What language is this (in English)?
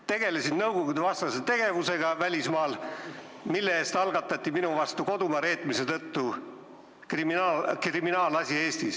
Estonian